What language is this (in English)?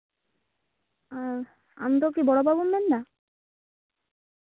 Santali